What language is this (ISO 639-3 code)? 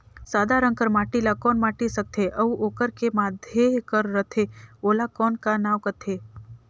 hne